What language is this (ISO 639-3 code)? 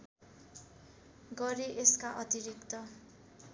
nep